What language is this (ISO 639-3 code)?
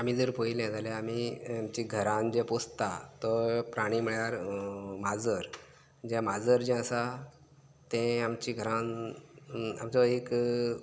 kok